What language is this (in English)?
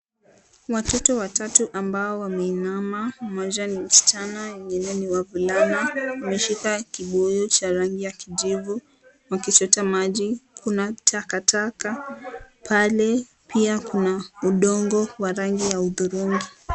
Swahili